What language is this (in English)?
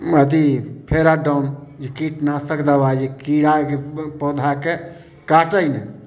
Maithili